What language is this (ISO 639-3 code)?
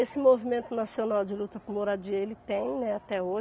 por